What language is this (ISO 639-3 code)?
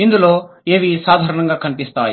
tel